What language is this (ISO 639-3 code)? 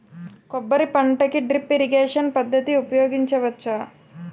tel